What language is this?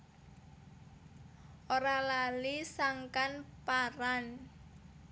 Javanese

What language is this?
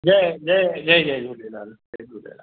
Sindhi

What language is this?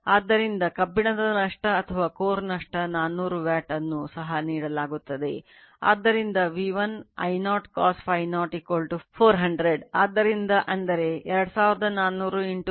Kannada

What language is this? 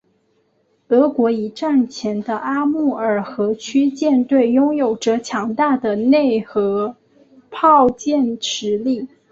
Chinese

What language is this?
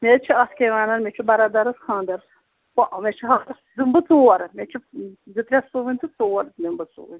Kashmiri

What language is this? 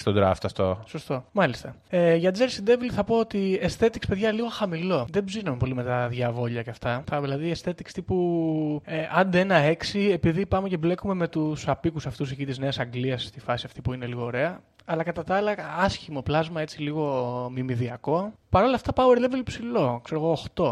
Greek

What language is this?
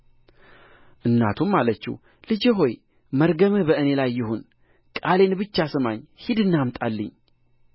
Amharic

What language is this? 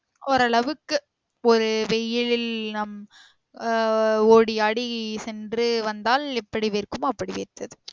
Tamil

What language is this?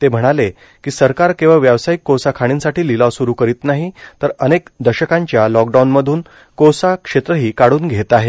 Marathi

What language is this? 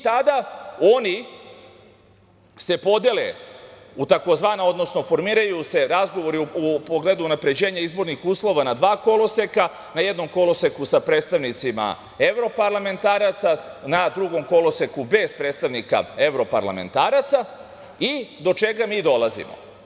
Serbian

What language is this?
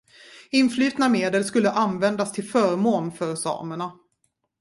Swedish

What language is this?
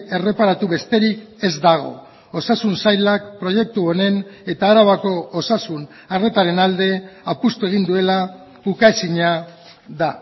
Basque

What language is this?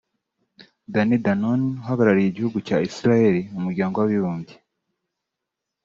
Kinyarwanda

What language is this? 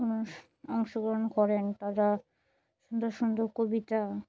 Bangla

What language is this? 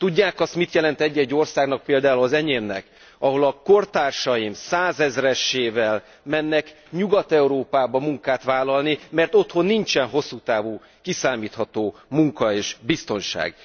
Hungarian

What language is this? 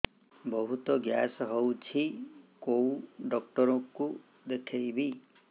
Odia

